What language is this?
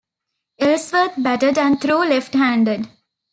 English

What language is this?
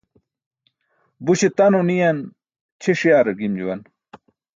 Burushaski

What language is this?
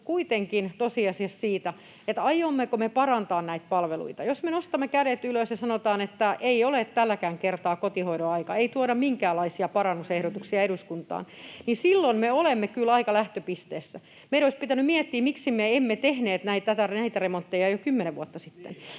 Finnish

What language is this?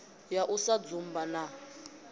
Venda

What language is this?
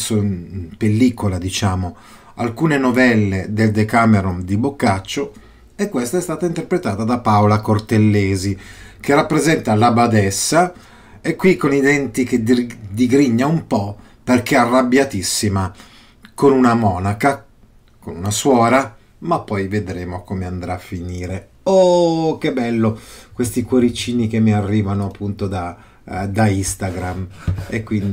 Italian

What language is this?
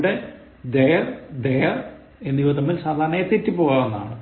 Malayalam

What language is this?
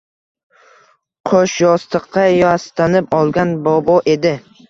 Uzbek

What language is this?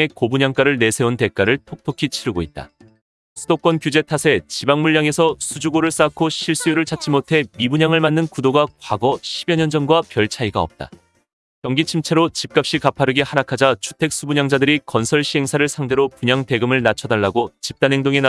Korean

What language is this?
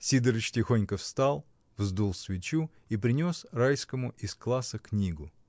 Russian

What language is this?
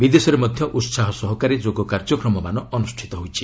Odia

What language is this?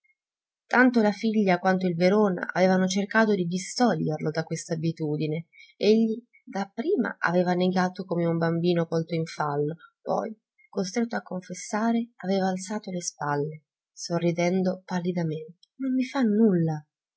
Italian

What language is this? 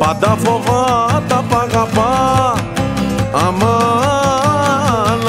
Greek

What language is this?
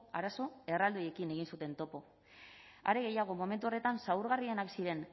Basque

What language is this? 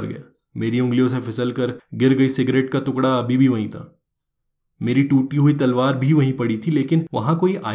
Hindi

